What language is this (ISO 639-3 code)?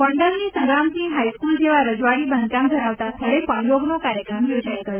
guj